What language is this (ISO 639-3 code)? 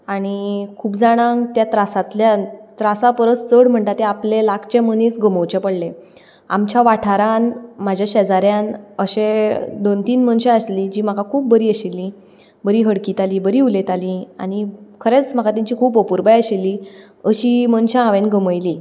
kok